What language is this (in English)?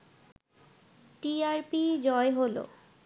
Bangla